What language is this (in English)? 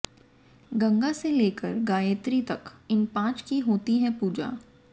Hindi